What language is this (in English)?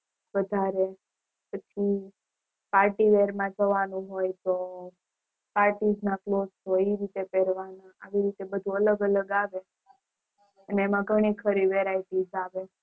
Gujarati